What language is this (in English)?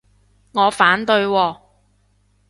Cantonese